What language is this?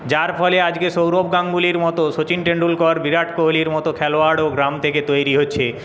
Bangla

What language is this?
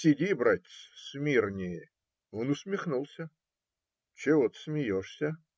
Russian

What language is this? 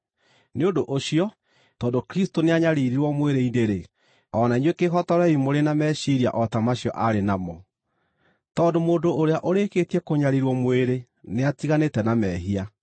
Kikuyu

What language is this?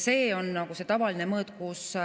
Estonian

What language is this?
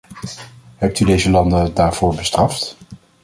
Dutch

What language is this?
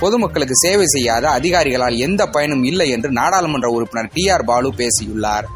Tamil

